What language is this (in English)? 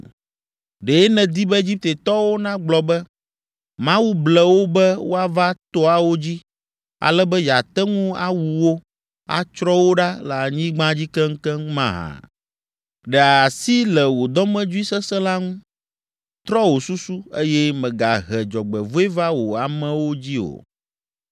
Ewe